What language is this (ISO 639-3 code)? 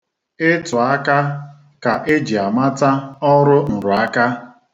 ibo